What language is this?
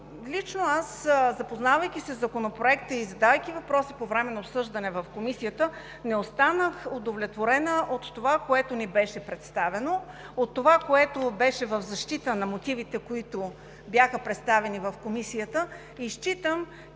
Bulgarian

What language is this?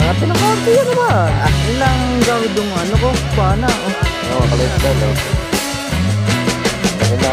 Filipino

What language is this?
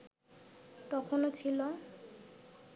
Bangla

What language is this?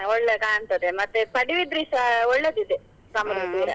Kannada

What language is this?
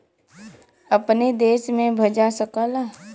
Bhojpuri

